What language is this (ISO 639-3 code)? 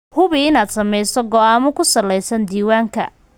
som